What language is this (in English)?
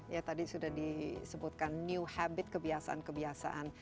Indonesian